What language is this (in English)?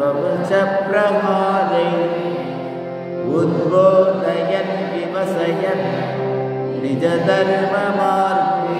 Tamil